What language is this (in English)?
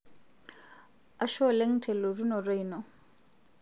Masai